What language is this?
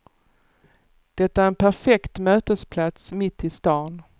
Swedish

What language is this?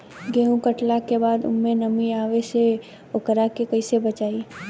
Bhojpuri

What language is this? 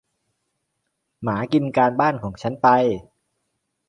Thai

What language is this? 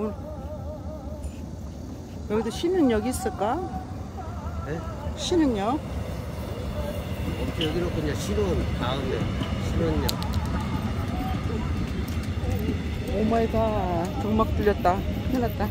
Korean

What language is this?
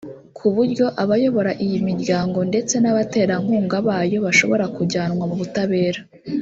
Kinyarwanda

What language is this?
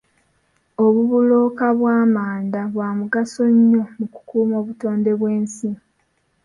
Ganda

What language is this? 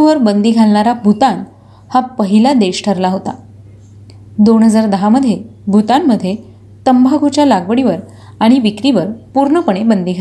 Marathi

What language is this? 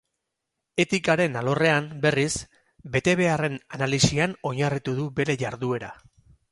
Basque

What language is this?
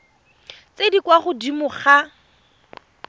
Tswana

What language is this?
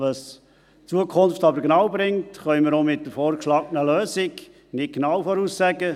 Swiss German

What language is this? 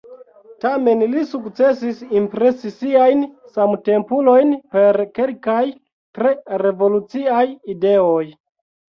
Esperanto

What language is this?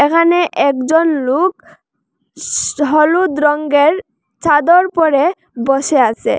Bangla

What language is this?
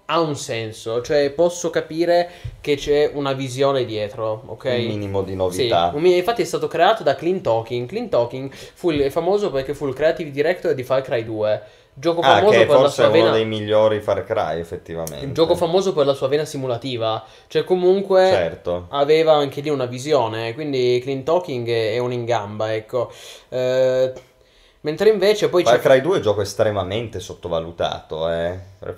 Italian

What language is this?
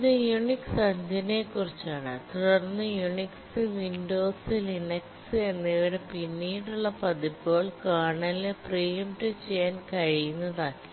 Malayalam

